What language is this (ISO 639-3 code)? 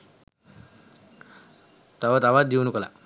sin